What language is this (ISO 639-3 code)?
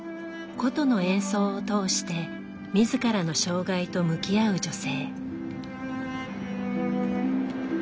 jpn